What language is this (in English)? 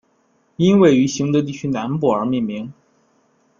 Chinese